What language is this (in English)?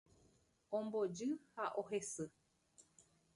Guarani